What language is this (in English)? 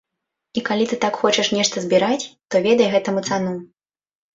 Belarusian